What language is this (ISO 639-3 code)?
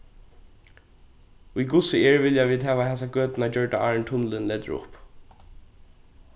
fao